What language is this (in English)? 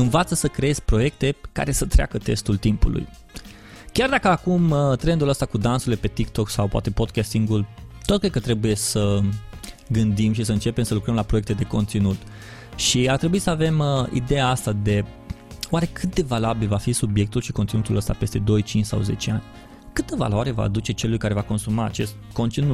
Romanian